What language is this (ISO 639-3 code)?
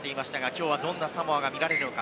jpn